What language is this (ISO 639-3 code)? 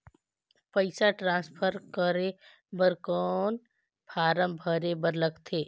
hne